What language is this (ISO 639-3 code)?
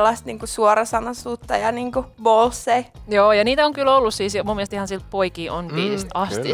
fin